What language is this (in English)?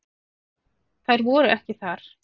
Icelandic